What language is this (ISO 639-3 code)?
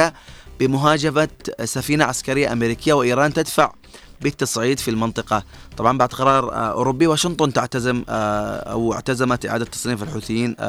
ara